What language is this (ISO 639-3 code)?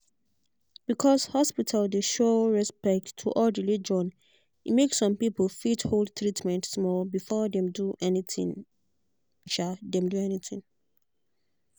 pcm